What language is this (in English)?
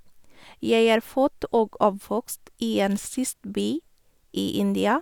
Norwegian